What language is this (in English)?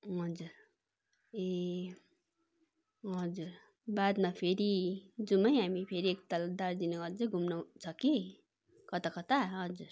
Nepali